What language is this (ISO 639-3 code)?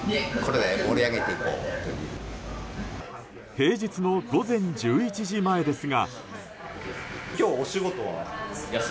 jpn